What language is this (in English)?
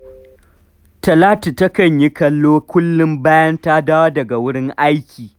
Hausa